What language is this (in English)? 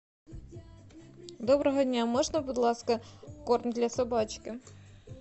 Russian